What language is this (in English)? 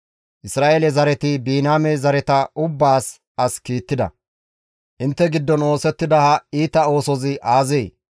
Gamo